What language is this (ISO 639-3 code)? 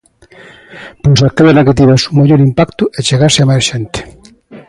glg